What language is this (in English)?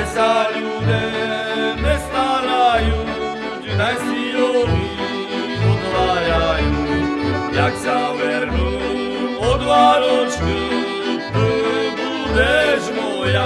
Slovak